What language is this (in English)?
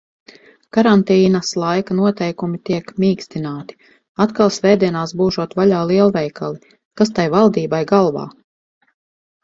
Latvian